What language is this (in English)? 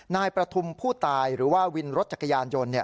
Thai